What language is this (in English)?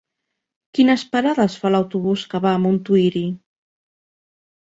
Catalan